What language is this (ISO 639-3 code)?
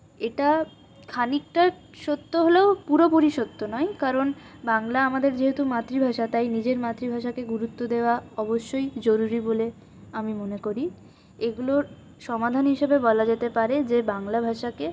ben